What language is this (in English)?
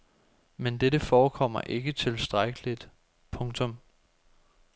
Danish